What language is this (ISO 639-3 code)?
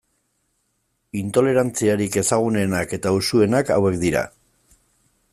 eus